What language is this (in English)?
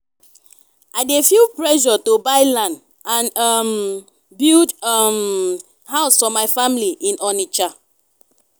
Nigerian Pidgin